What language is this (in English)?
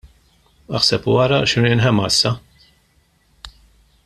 Maltese